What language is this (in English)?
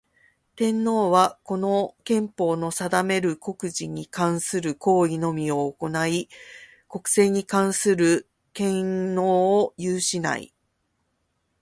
Japanese